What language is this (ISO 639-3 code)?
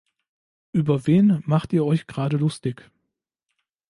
deu